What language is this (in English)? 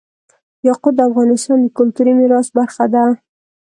Pashto